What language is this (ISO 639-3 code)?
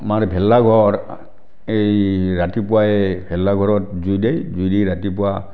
asm